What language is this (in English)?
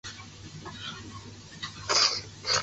Chinese